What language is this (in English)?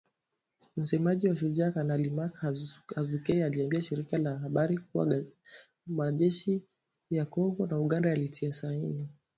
Swahili